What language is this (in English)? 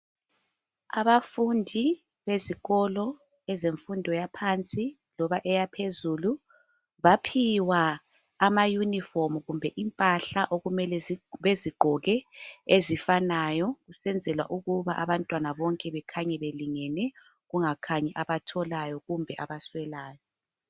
North Ndebele